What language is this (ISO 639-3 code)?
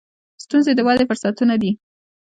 pus